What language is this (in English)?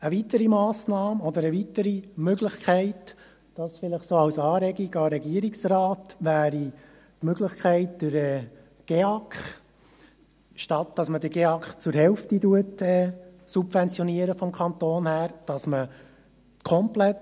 Swiss German